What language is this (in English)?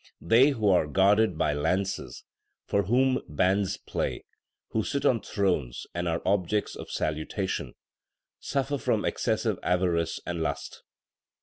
English